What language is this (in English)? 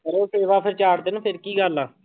Punjabi